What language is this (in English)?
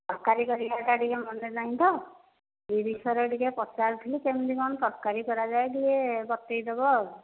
Odia